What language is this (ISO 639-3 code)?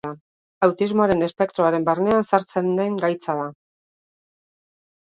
eus